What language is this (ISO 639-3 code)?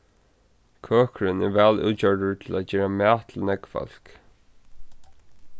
fao